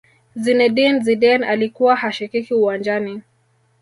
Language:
Swahili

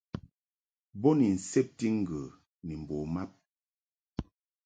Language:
Mungaka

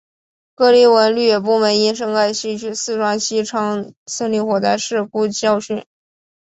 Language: Chinese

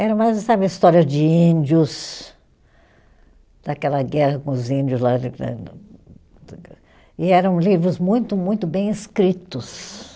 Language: Portuguese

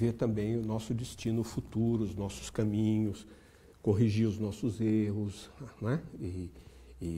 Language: Portuguese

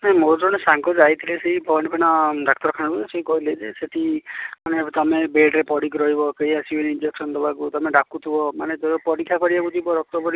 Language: Odia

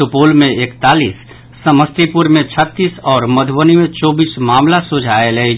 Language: Maithili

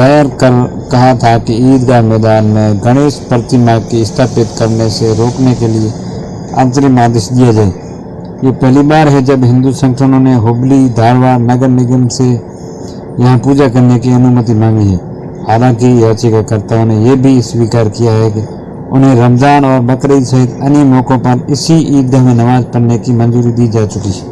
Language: Hindi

